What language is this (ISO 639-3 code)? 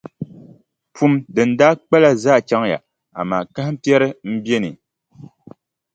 dag